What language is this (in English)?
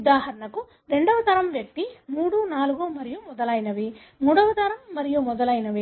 Telugu